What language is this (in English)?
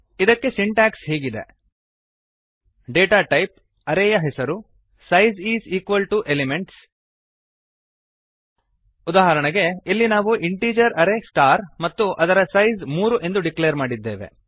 Kannada